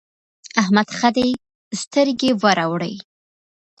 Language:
Pashto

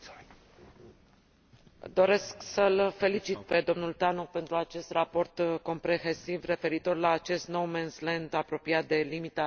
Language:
Romanian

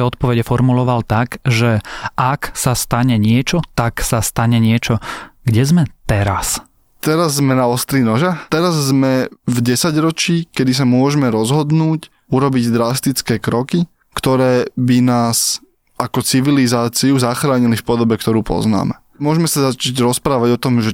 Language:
Slovak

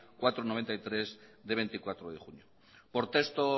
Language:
Spanish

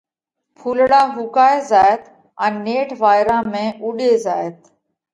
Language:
Parkari Koli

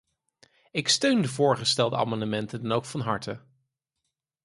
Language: Dutch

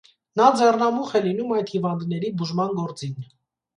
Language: Armenian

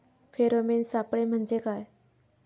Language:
Marathi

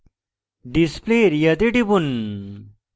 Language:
Bangla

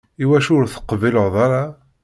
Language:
Kabyle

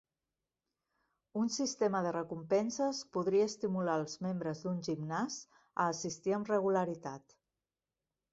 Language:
Catalan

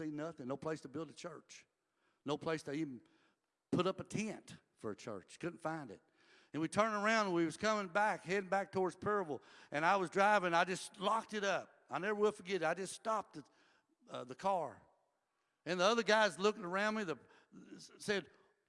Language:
English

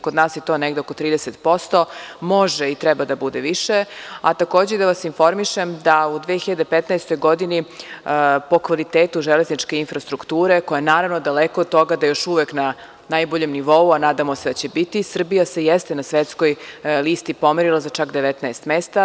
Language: Serbian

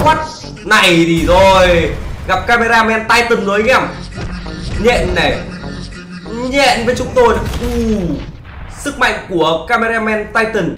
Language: Vietnamese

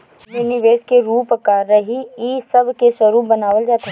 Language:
Bhojpuri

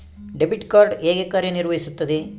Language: Kannada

